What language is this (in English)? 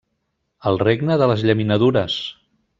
Catalan